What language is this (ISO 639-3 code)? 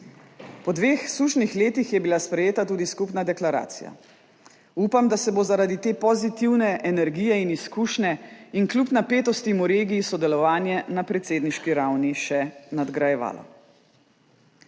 slv